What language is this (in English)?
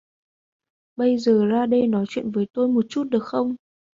Vietnamese